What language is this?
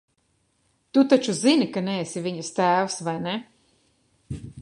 Latvian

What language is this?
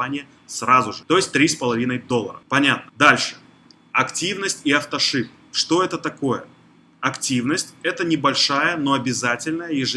Russian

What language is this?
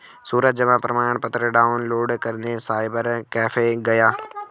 Hindi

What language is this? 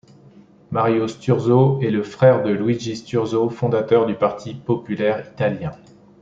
French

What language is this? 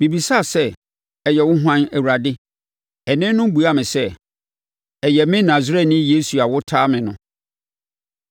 Akan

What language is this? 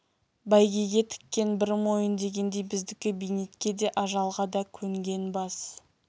Kazakh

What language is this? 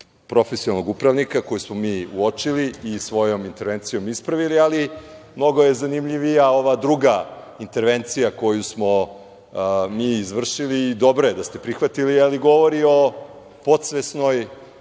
Serbian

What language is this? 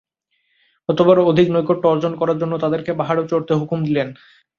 Bangla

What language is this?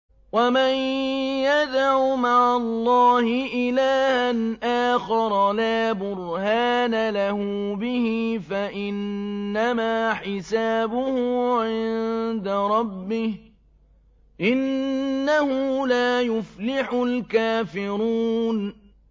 Arabic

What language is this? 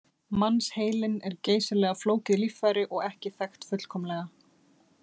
Icelandic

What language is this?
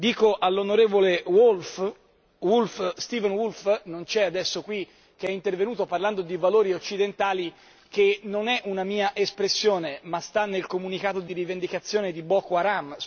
Italian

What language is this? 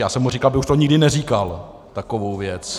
Czech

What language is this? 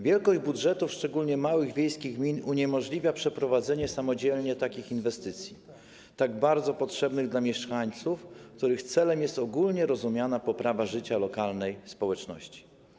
Polish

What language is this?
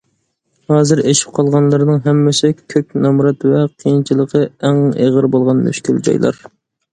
Uyghur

